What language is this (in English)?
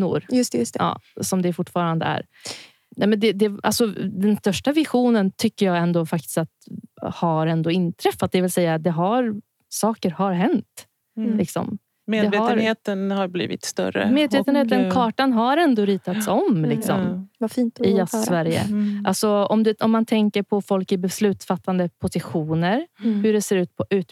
Swedish